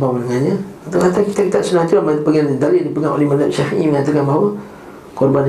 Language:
Malay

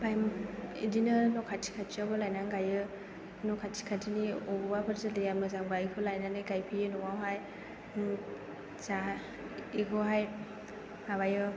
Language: Bodo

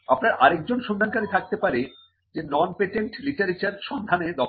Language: Bangla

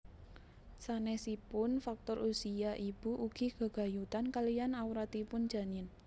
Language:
Javanese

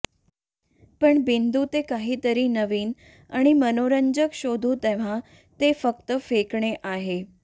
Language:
Marathi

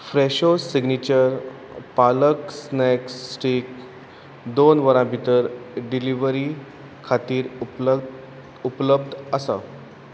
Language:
Konkani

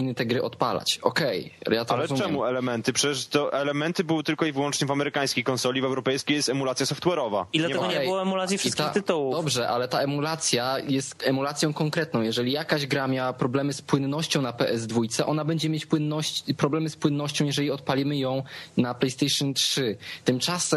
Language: Polish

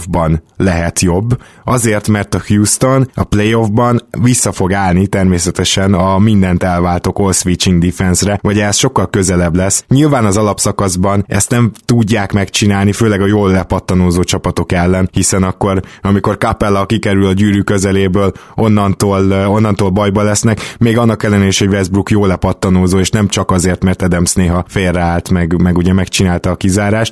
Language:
Hungarian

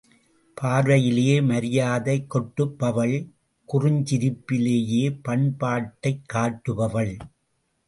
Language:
Tamil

